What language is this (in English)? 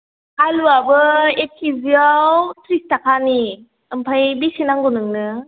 Bodo